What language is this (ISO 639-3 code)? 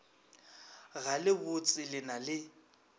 nso